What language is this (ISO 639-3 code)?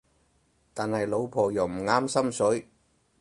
yue